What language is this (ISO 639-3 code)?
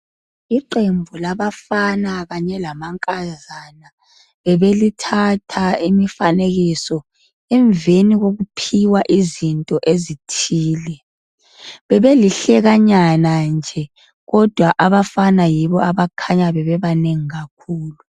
nde